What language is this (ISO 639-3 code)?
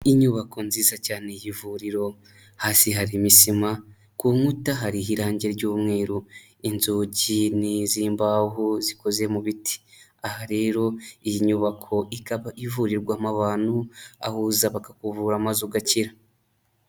kin